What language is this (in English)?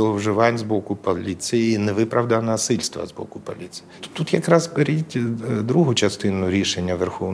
Ukrainian